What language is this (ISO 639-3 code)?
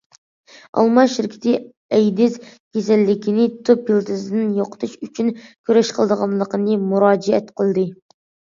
uig